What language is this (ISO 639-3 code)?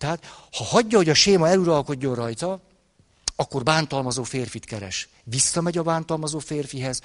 hun